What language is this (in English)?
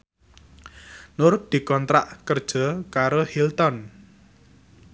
Javanese